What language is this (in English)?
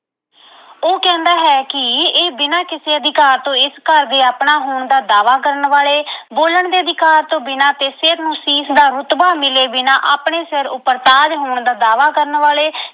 Punjabi